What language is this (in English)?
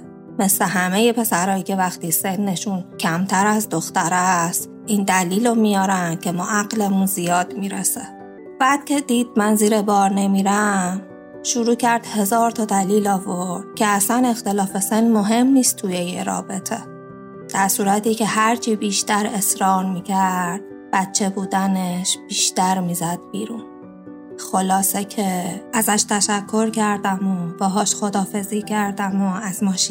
Persian